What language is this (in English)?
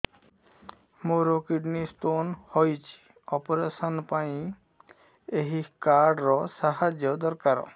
Odia